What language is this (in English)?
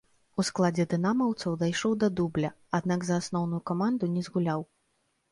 Belarusian